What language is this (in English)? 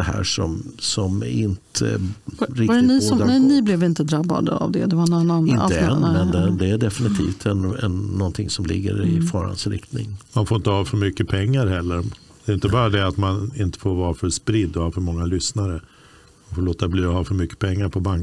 Swedish